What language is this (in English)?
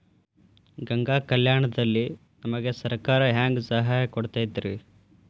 Kannada